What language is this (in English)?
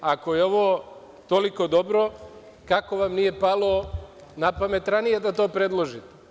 Serbian